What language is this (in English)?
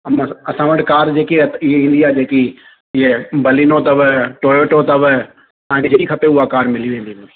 Sindhi